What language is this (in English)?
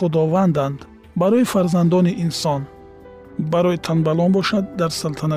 Persian